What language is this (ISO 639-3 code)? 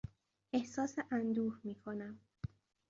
fas